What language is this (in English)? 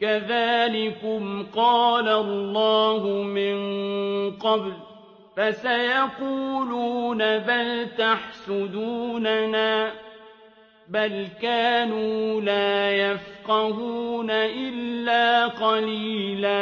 Arabic